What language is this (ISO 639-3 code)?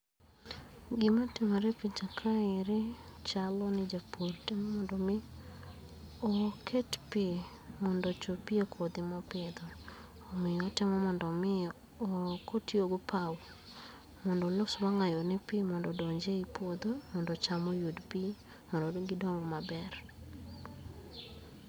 luo